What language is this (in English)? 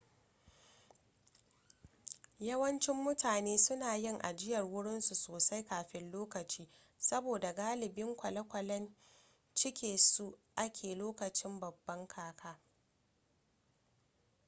Hausa